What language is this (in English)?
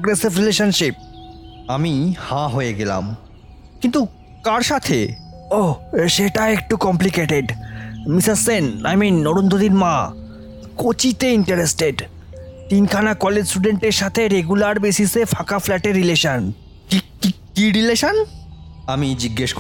Bangla